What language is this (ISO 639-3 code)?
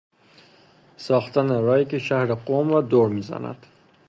fas